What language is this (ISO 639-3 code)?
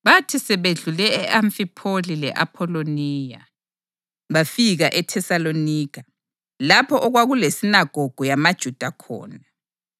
nde